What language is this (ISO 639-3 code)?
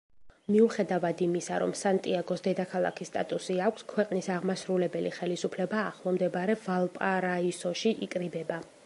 kat